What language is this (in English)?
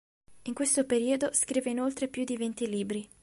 Italian